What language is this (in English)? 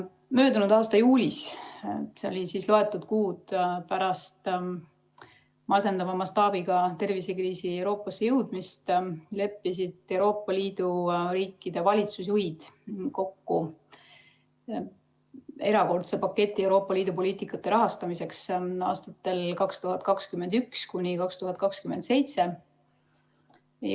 Estonian